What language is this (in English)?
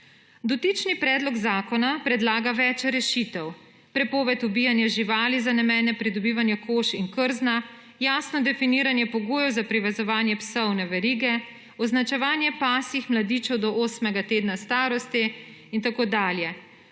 Slovenian